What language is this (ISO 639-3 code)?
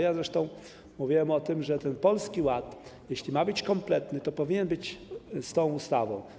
pol